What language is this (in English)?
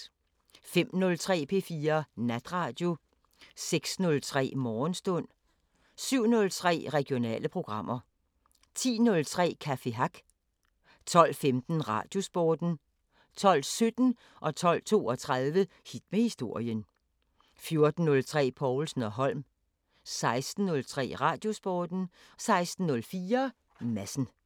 Danish